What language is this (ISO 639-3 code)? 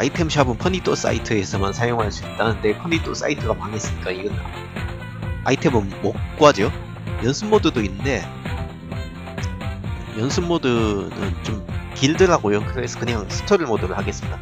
kor